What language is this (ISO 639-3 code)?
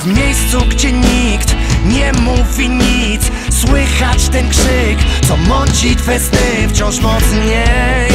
pol